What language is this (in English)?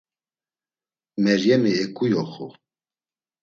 Laz